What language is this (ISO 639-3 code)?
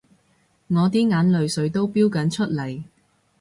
yue